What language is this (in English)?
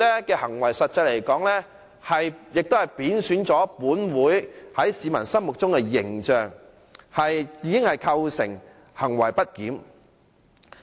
Cantonese